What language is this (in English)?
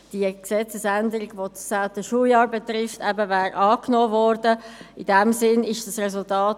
Swiss German